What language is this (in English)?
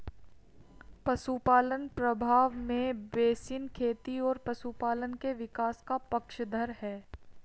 Hindi